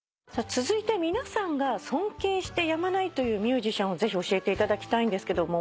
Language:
Japanese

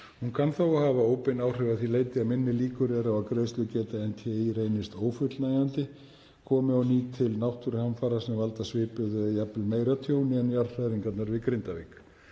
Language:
Icelandic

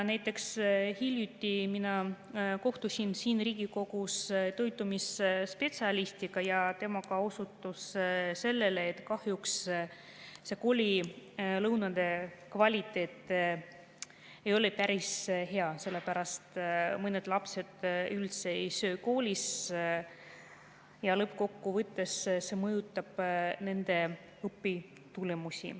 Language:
Estonian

